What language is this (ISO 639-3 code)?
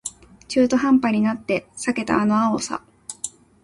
jpn